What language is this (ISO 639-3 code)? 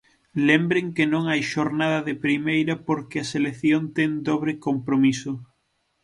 glg